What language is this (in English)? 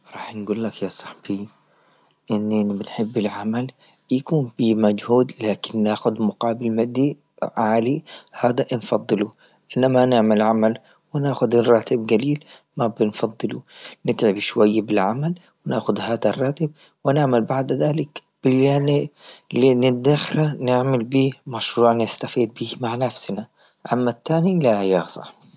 Libyan Arabic